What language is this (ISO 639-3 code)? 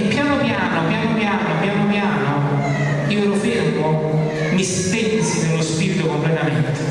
ita